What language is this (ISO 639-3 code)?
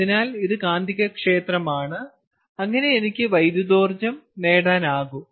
mal